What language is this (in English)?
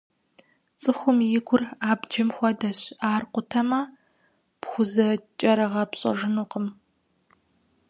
Kabardian